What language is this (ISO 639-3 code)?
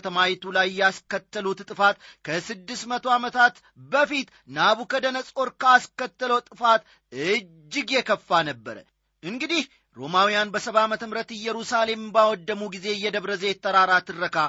amh